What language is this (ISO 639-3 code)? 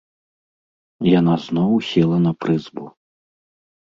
bel